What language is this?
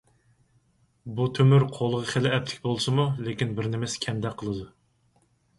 Uyghur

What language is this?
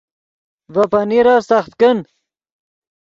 Yidgha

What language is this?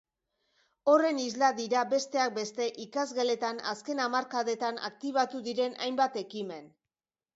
Basque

